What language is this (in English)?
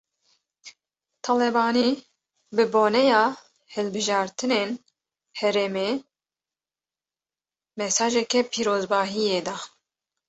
Kurdish